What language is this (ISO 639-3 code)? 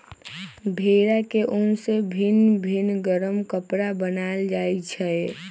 mag